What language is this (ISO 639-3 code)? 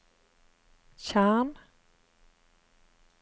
nor